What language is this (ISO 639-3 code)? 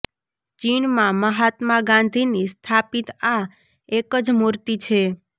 guj